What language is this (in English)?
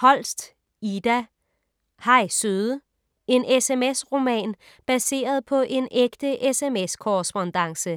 Danish